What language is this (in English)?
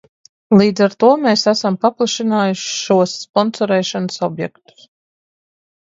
Latvian